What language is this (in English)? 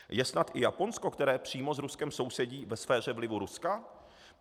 Czech